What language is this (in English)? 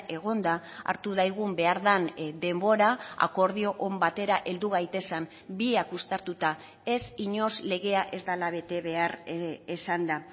Basque